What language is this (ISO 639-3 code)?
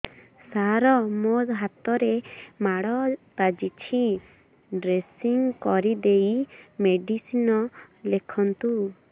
ori